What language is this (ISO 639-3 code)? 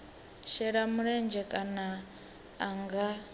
ven